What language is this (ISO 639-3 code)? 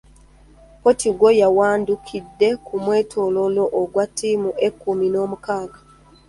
lug